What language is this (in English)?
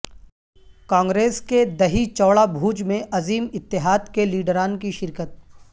Urdu